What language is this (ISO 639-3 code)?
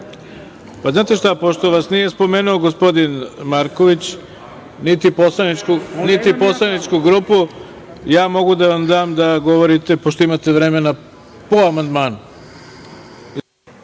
srp